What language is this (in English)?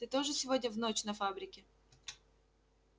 Russian